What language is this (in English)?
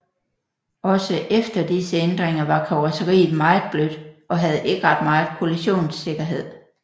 Danish